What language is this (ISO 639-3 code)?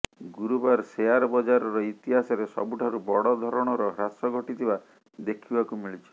ori